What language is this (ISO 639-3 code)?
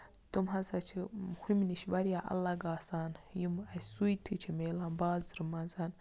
kas